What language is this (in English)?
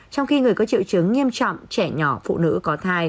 Vietnamese